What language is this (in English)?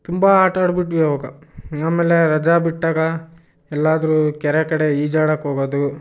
Kannada